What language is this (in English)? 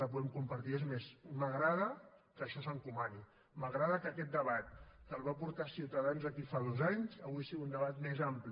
Catalan